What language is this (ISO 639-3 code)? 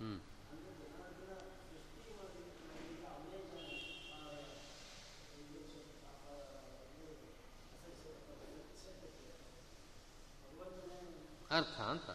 kan